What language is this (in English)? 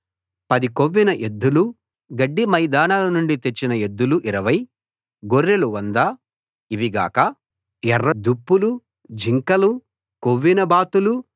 Telugu